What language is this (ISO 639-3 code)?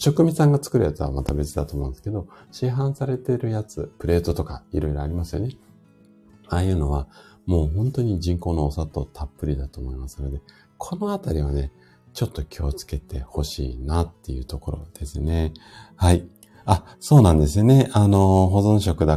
jpn